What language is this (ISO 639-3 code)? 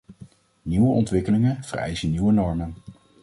nld